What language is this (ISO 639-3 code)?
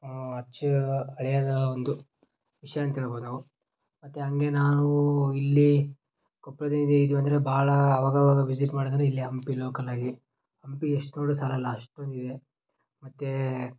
kan